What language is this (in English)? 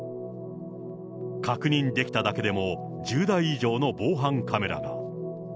Japanese